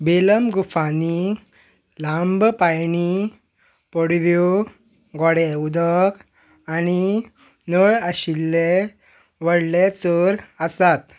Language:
Konkani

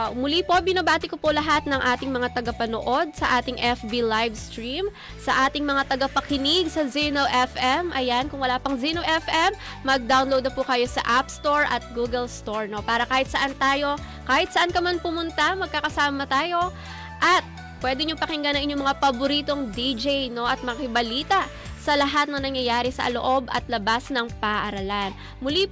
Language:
Filipino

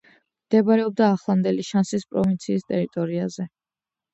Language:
Georgian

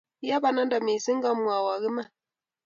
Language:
Kalenjin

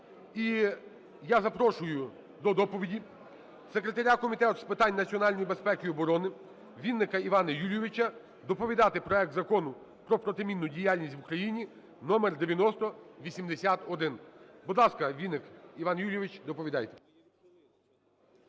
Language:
Ukrainian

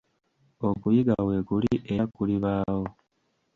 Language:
Ganda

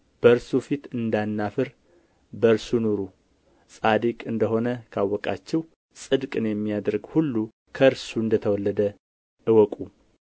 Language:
Amharic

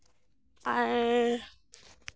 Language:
Santali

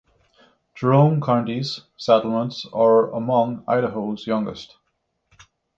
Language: English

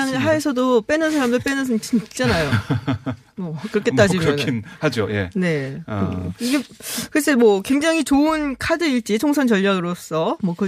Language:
Korean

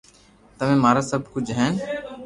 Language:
Loarki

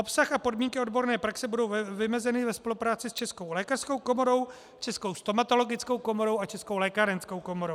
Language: Czech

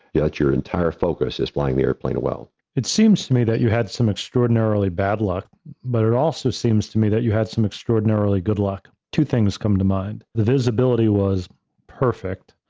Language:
English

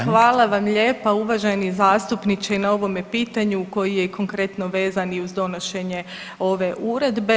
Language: Croatian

